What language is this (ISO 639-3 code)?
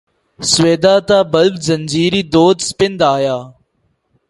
urd